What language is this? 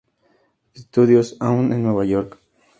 Spanish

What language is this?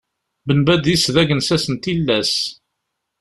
Kabyle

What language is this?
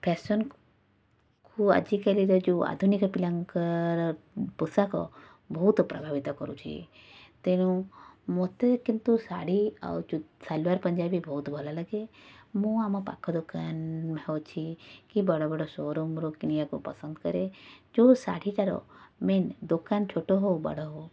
Odia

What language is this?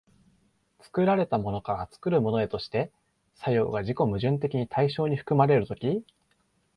Japanese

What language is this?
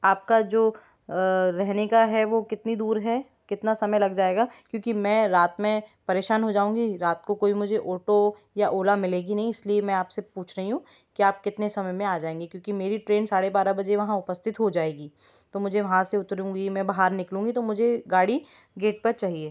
Hindi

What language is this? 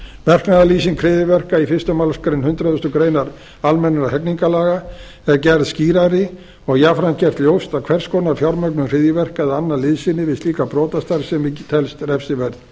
Icelandic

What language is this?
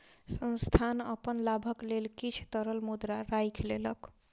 Maithili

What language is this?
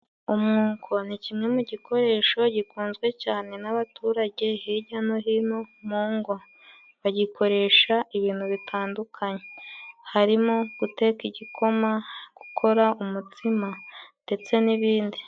Kinyarwanda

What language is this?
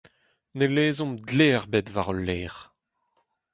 Breton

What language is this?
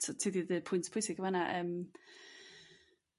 Welsh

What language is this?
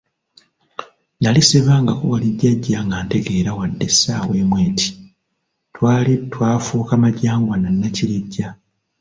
Ganda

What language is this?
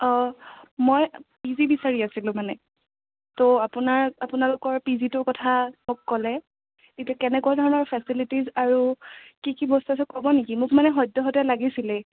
Assamese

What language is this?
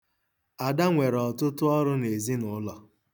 Igbo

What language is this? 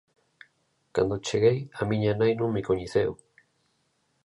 Galician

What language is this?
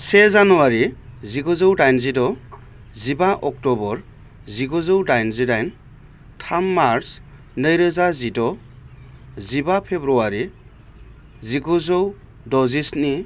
Bodo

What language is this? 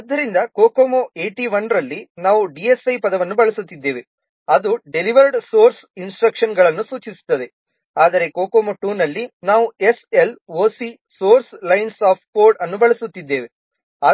Kannada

